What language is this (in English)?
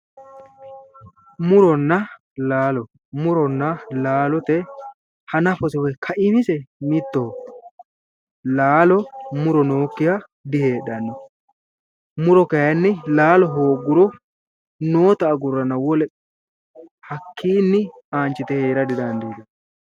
Sidamo